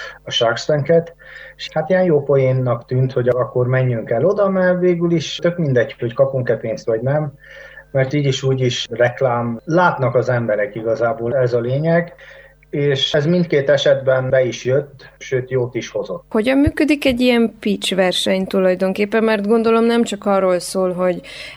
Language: Hungarian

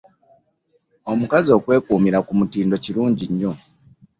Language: Ganda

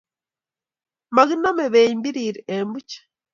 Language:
Kalenjin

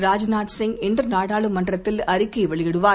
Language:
Tamil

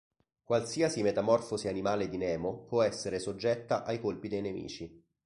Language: Italian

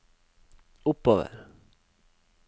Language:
Norwegian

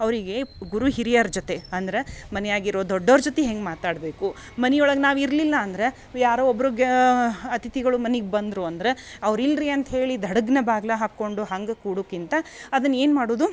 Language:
Kannada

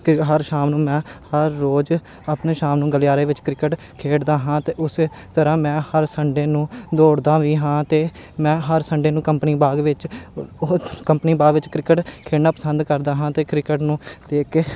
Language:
Punjabi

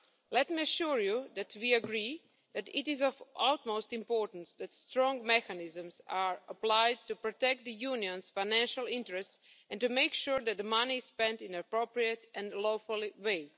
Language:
English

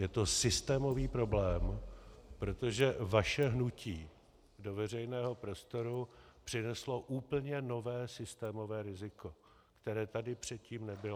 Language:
Czech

